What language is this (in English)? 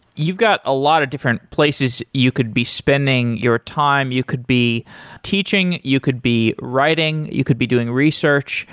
English